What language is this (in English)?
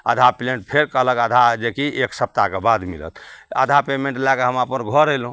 Maithili